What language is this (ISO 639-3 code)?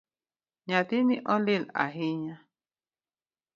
luo